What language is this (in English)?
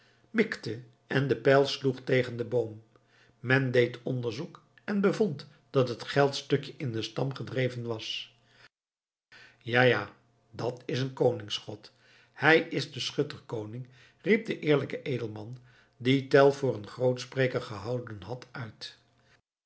Dutch